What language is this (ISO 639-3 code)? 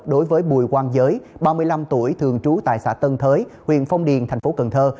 vie